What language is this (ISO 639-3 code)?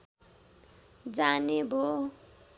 nep